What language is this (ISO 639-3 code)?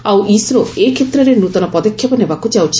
ori